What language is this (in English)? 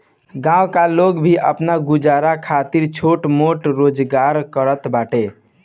Bhojpuri